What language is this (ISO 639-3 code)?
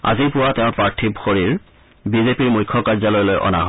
asm